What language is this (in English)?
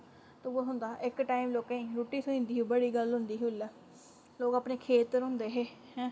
Dogri